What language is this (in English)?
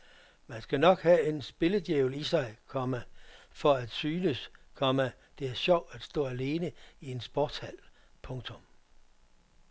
Danish